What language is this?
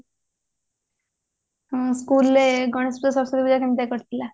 Odia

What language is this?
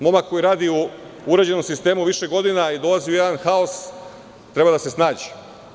Serbian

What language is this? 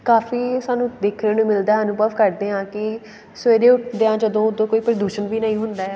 Punjabi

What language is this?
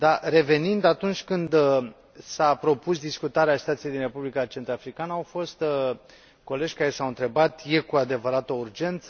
Romanian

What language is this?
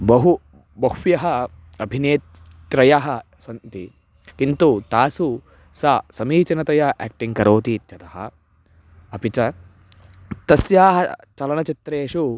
Sanskrit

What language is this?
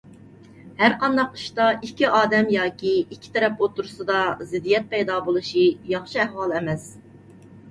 Uyghur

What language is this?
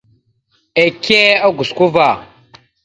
Mada (Cameroon)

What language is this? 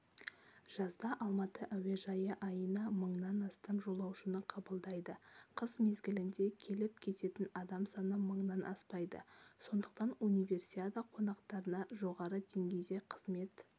Kazakh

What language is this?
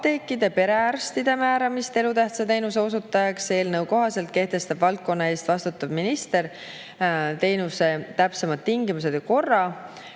Estonian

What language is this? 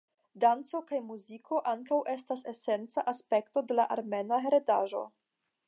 Esperanto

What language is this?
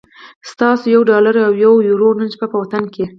Pashto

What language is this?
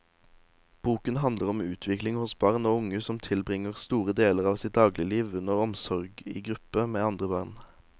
Norwegian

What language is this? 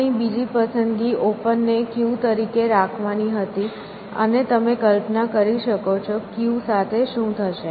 Gujarati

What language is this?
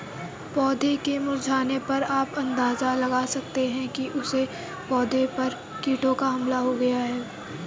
Hindi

